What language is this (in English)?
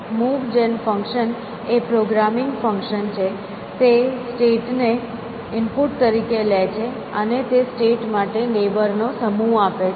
Gujarati